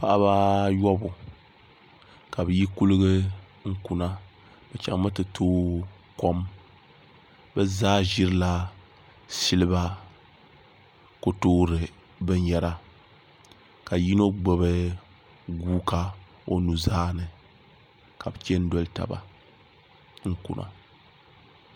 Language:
Dagbani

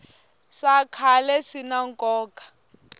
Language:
Tsonga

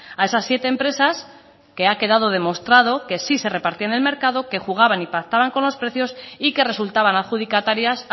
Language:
Spanish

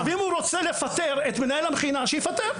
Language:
Hebrew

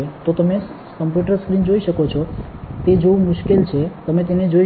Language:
Gujarati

